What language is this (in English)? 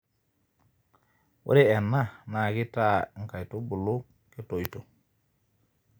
Masai